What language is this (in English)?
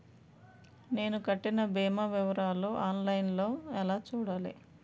Telugu